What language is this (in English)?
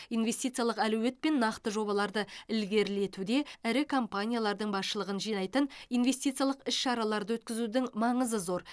Kazakh